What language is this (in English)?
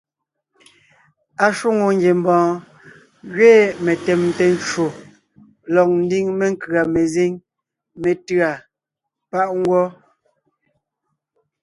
Ngiemboon